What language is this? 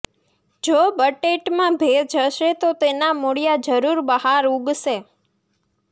Gujarati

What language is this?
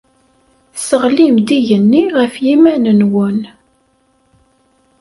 Kabyle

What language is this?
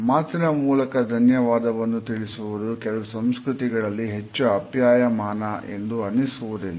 Kannada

